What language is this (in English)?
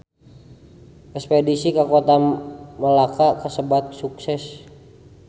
Sundanese